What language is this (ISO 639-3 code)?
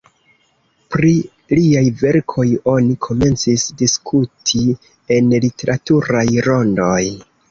epo